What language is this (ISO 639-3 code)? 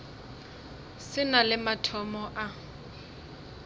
nso